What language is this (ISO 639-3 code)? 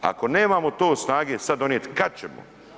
hrv